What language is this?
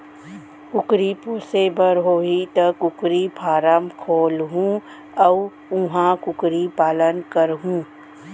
Chhattisgarhi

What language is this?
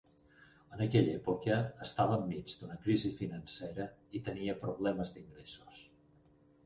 Catalan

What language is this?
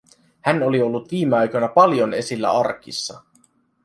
Finnish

